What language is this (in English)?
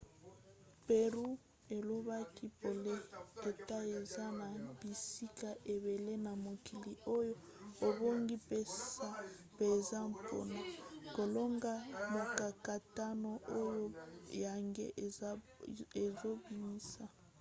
Lingala